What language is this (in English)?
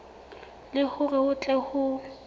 Southern Sotho